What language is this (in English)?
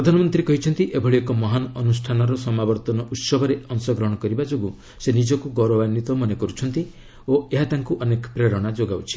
Odia